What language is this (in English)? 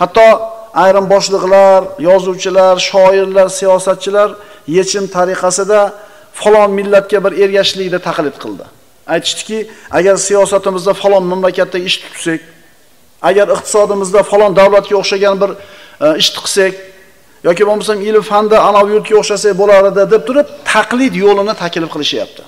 Turkish